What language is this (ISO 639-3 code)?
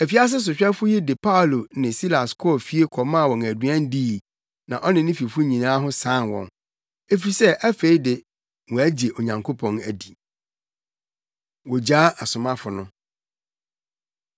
aka